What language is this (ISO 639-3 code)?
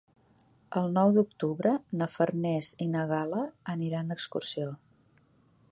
cat